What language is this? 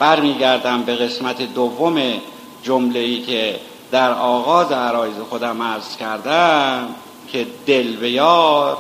Persian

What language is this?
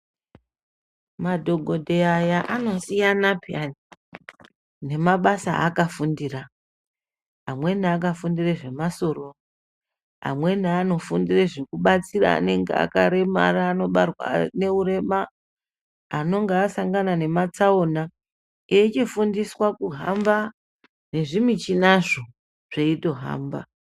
Ndau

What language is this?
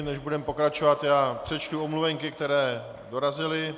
Czech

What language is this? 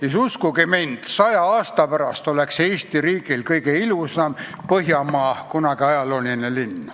Estonian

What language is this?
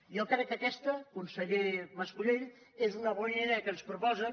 Catalan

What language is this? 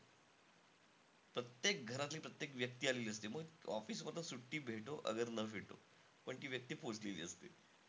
Marathi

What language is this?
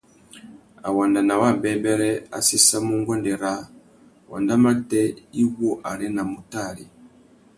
Tuki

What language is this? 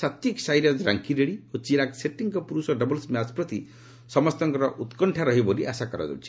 Odia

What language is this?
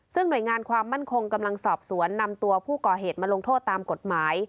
Thai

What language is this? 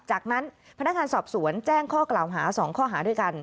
Thai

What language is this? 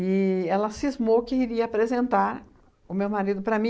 Portuguese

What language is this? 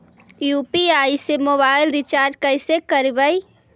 Magahi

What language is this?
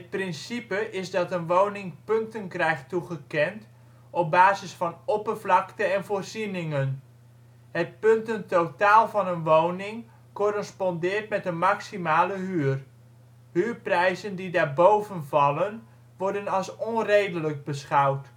Dutch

